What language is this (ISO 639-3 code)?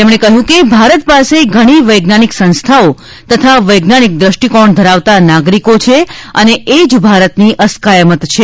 guj